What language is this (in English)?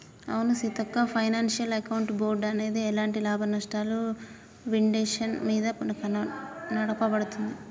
Telugu